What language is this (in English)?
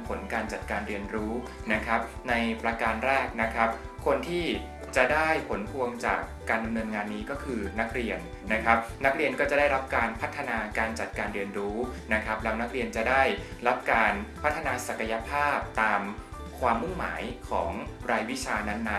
Thai